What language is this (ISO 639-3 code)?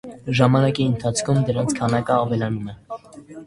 hye